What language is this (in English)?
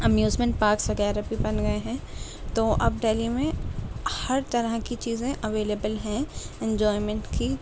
Urdu